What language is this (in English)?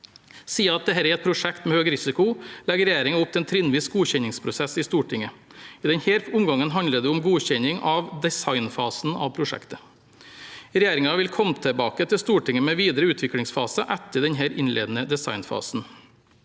Norwegian